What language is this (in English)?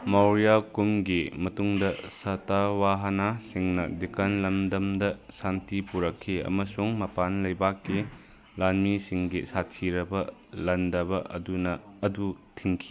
Manipuri